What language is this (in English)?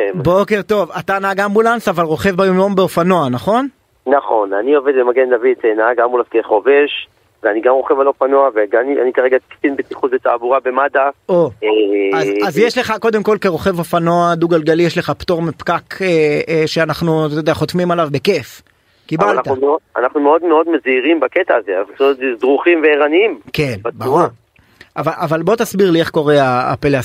Hebrew